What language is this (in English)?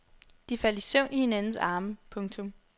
Danish